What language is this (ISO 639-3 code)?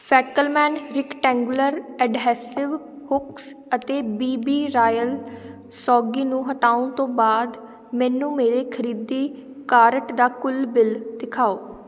pan